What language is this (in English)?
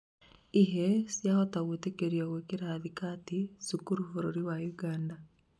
Kikuyu